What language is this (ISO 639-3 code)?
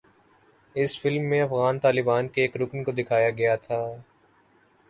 urd